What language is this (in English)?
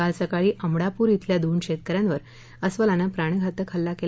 Marathi